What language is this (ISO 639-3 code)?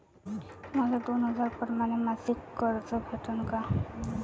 mar